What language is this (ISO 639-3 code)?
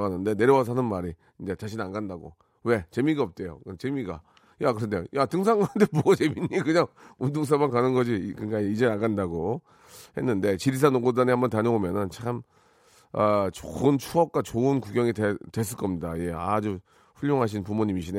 kor